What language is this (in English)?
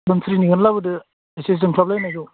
Bodo